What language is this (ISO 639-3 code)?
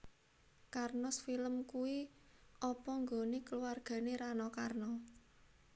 jav